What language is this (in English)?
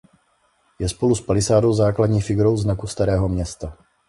Czech